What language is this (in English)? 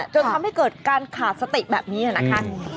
Thai